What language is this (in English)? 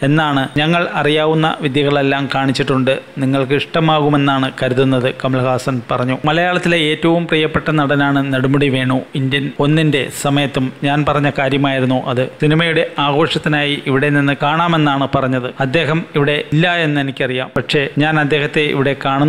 Malayalam